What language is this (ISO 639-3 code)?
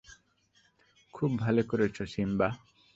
ben